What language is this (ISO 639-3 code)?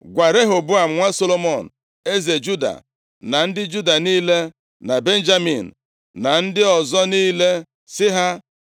ibo